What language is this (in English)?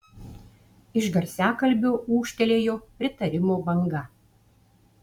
Lithuanian